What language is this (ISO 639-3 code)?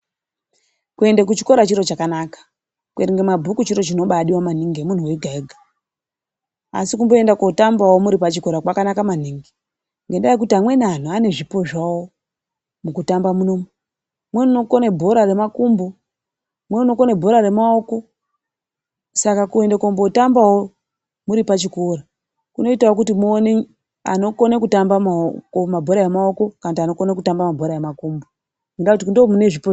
ndc